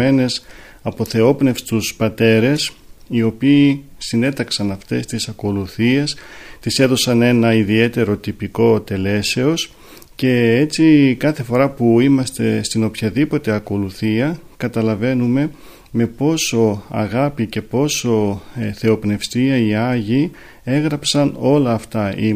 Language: Greek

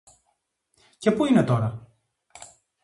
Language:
Greek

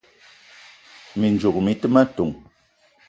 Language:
Eton (Cameroon)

